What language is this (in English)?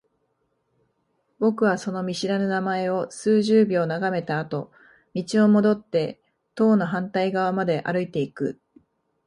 Japanese